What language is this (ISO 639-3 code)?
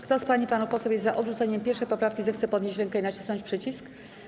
pol